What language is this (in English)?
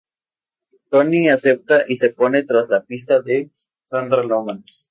Spanish